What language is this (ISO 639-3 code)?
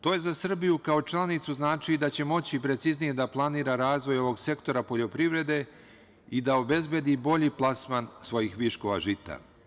srp